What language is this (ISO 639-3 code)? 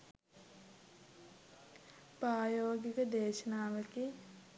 sin